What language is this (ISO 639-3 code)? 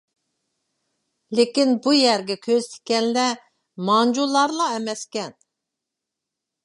uig